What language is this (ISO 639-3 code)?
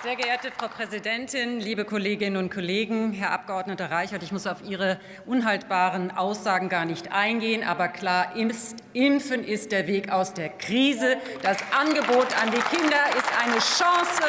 deu